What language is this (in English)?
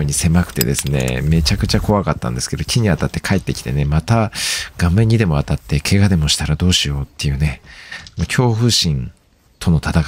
Japanese